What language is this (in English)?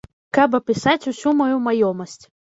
Belarusian